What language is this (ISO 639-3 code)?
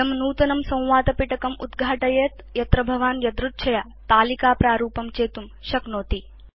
san